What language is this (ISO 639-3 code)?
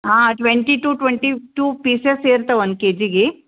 kan